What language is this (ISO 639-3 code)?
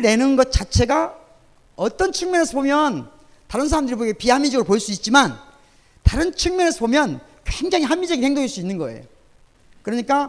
kor